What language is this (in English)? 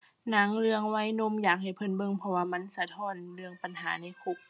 Thai